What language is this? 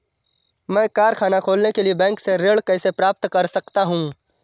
Hindi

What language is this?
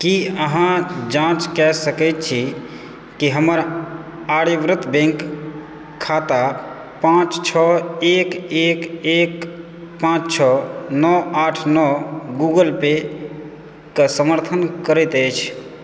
Maithili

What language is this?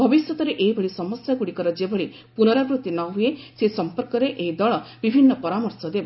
Odia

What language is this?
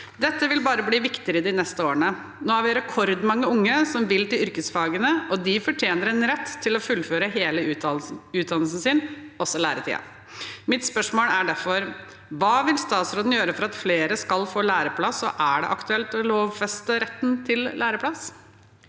Norwegian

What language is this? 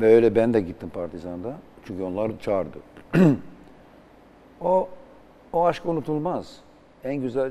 Turkish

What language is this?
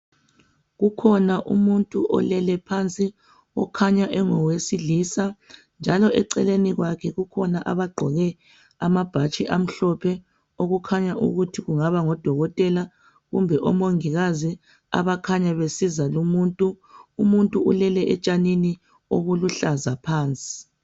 North Ndebele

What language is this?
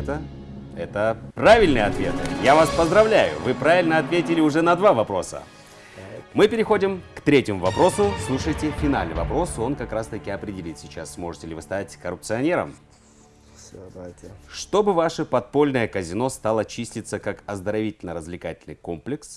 Russian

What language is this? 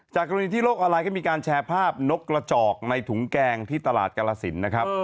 Thai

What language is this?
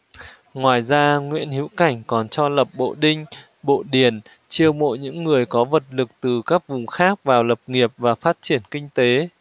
Vietnamese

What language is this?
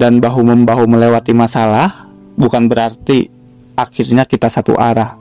Indonesian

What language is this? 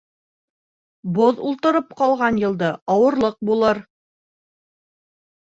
Bashkir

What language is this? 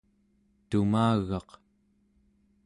Central Yupik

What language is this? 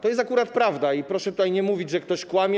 Polish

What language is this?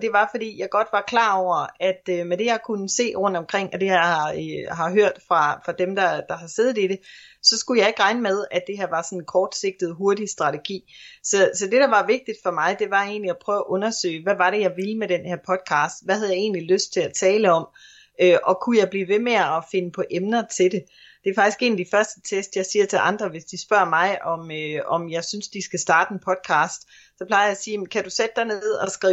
Danish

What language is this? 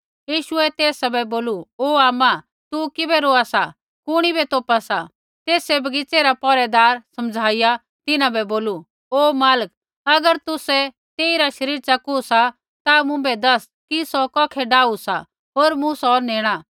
Kullu Pahari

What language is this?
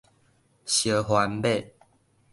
Min Nan Chinese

